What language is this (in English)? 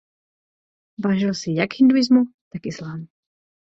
Czech